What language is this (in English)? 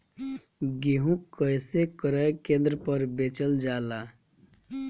Bhojpuri